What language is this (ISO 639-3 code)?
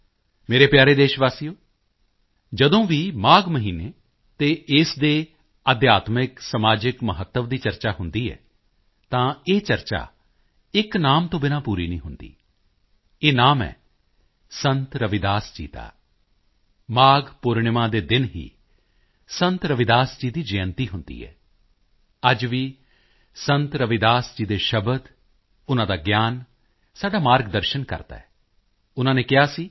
pan